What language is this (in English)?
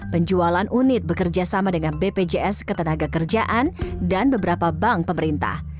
Indonesian